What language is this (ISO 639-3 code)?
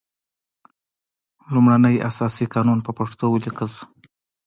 pus